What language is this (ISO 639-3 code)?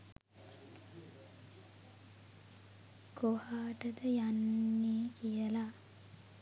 sin